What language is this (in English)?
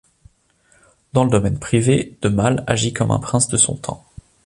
French